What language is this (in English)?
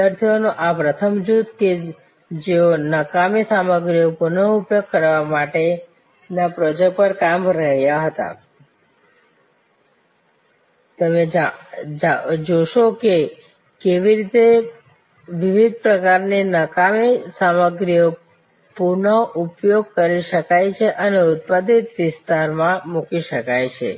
Gujarati